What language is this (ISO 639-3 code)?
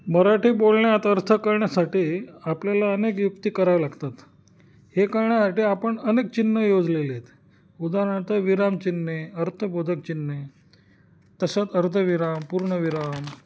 mar